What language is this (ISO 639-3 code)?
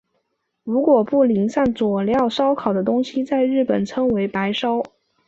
zho